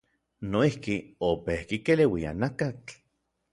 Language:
Orizaba Nahuatl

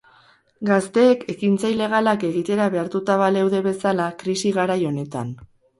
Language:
Basque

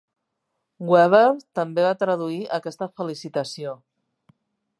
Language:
Catalan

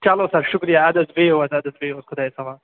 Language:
Kashmiri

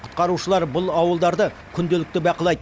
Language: Kazakh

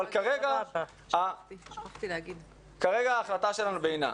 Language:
Hebrew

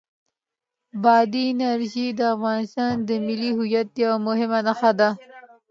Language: Pashto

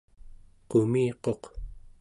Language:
Central Yupik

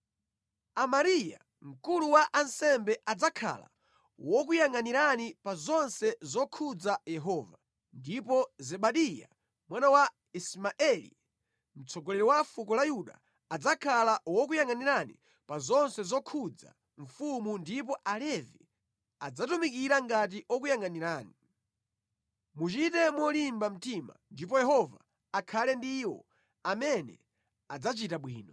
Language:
Nyanja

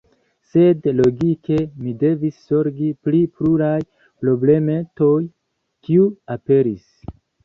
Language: Esperanto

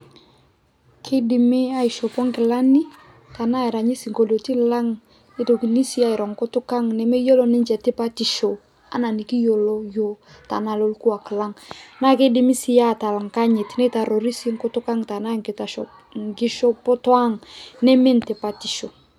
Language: Masai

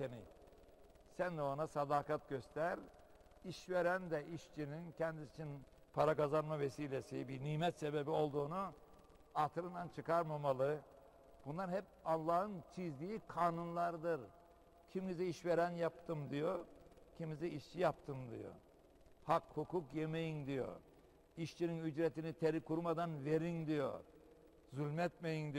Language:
Turkish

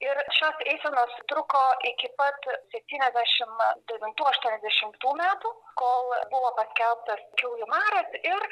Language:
Lithuanian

